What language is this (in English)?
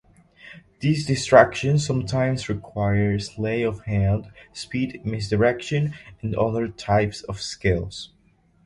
English